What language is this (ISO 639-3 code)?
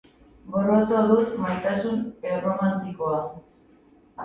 eus